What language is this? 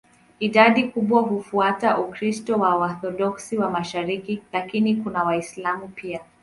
Swahili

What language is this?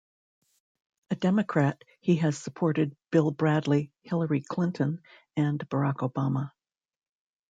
English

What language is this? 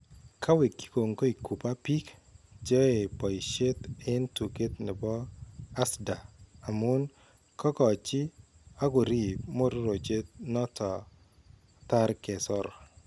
Kalenjin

